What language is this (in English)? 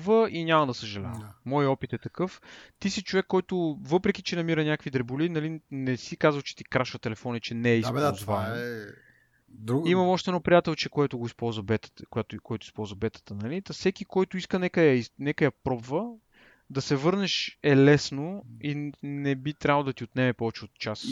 Bulgarian